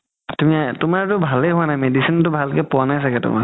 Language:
Assamese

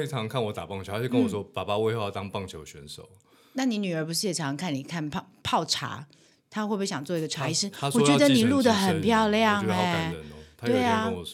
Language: Chinese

